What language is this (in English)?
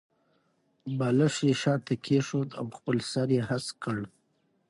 Pashto